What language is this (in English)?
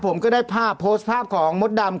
Thai